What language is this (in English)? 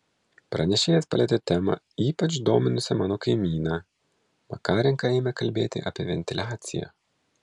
Lithuanian